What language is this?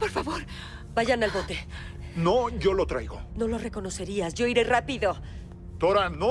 Spanish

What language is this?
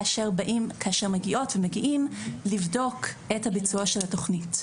Hebrew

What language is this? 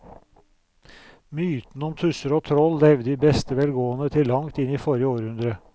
Norwegian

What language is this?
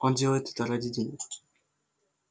Russian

